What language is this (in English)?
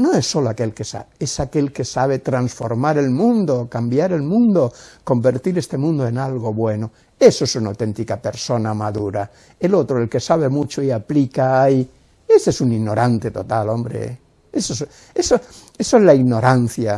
Spanish